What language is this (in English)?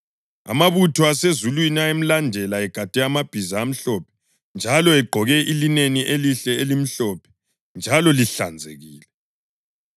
North Ndebele